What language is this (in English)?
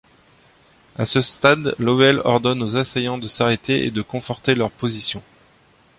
French